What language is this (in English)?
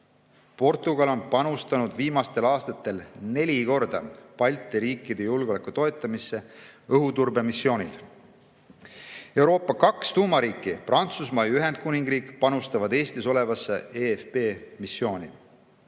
Estonian